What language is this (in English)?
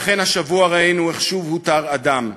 Hebrew